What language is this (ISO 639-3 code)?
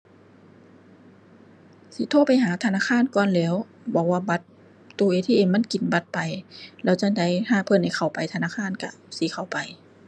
tha